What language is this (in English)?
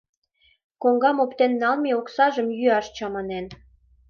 Mari